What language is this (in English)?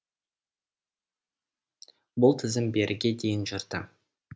Kazakh